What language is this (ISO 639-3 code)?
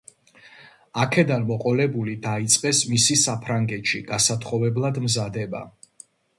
kat